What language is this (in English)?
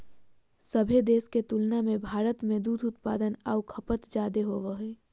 Magahi